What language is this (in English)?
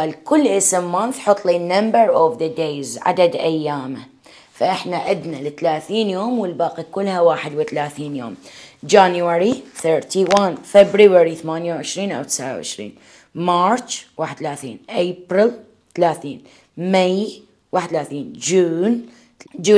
Arabic